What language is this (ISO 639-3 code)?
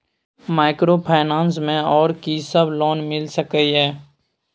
mai